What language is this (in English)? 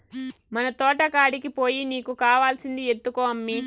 Telugu